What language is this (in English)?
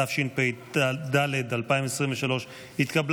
Hebrew